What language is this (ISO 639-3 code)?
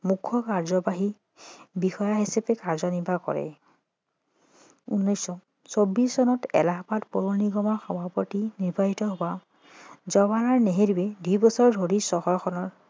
asm